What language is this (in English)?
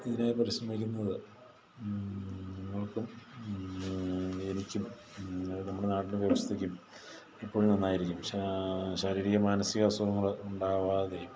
Malayalam